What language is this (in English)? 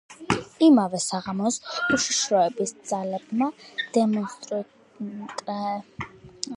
Georgian